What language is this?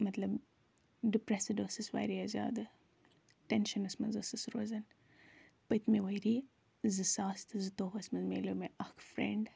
Kashmiri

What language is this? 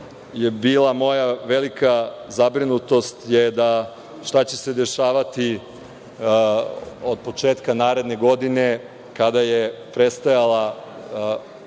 Serbian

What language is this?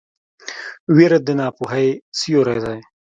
Pashto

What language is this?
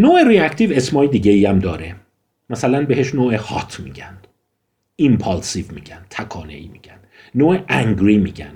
Persian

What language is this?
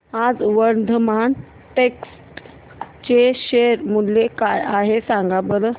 Marathi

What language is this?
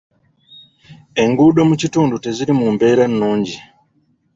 Ganda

